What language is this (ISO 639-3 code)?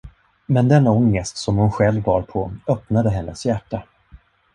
swe